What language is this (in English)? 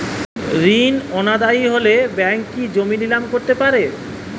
Bangla